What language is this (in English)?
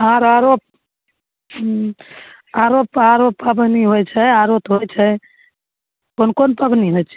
Maithili